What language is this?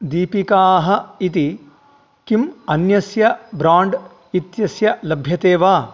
Sanskrit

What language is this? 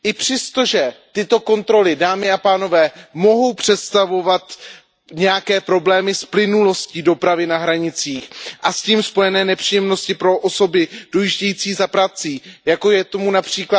Czech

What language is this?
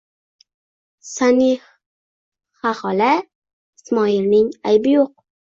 Uzbek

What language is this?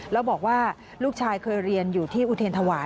Thai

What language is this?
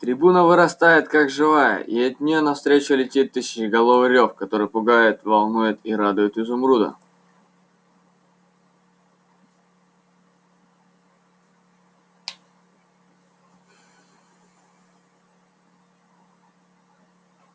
Russian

